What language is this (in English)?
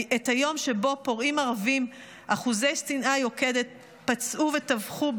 Hebrew